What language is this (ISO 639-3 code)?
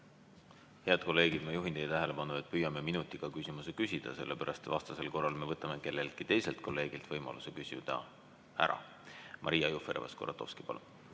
est